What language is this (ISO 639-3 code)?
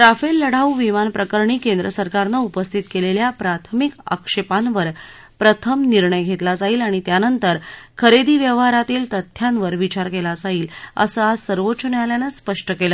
mar